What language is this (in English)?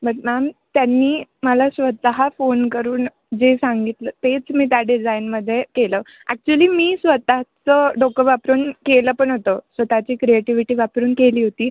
Marathi